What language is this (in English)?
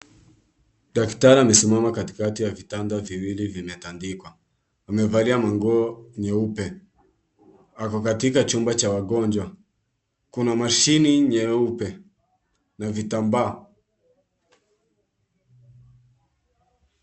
Swahili